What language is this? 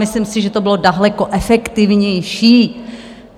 Czech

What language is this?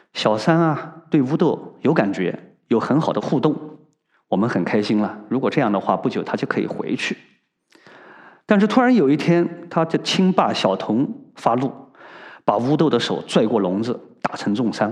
Chinese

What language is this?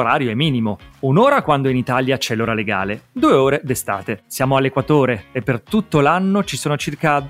Italian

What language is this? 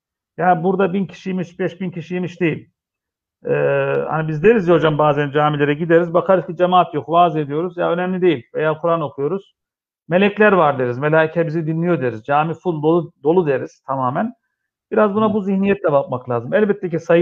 Turkish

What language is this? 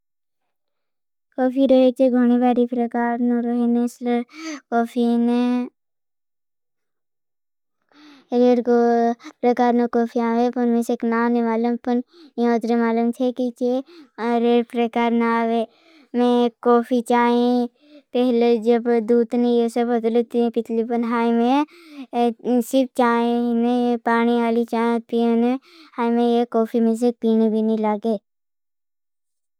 Bhili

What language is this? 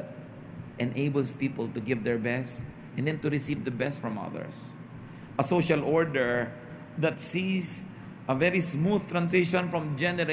Filipino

